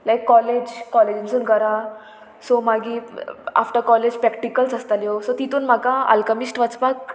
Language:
Konkani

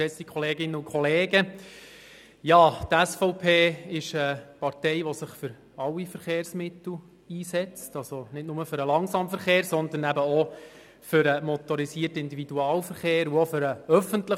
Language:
Swiss German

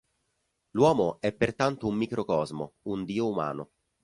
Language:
Italian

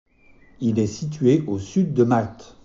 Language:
French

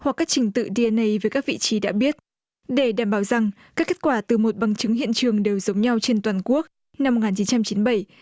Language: Vietnamese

